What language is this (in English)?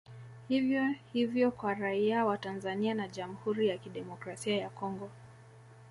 Swahili